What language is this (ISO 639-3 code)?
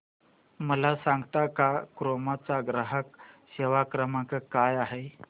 mar